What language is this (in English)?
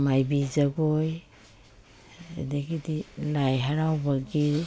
Manipuri